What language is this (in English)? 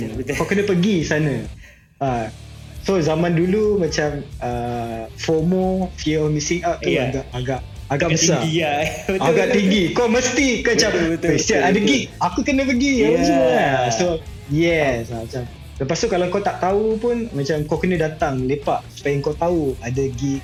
Malay